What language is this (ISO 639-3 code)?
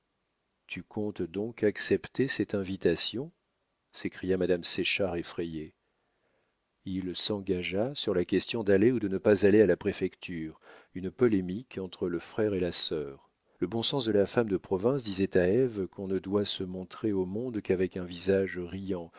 fra